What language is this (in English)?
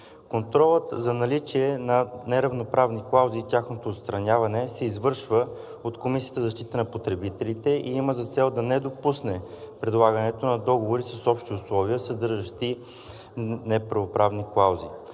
Bulgarian